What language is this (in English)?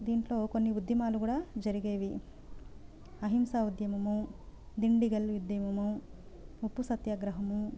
Telugu